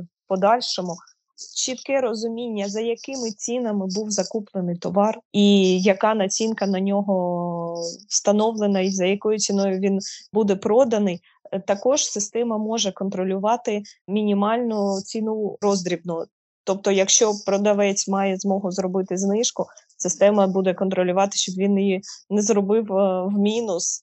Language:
Ukrainian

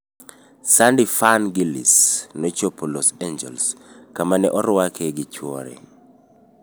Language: Luo (Kenya and Tanzania)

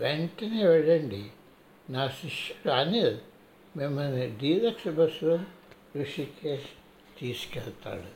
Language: Telugu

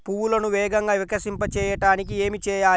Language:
Telugu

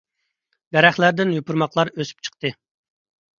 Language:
Uyghur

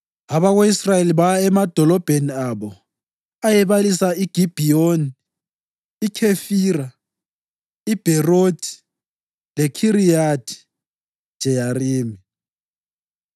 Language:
North Ndebele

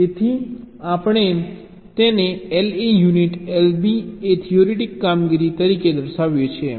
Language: Gujarati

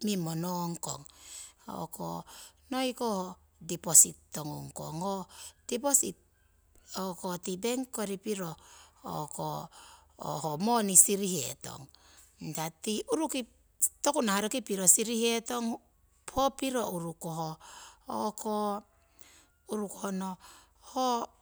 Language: Siwai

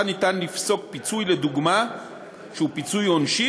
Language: Hebrew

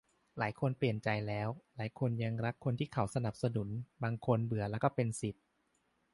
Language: Thai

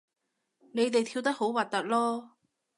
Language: Cantonese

